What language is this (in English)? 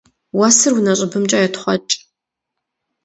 Kabardian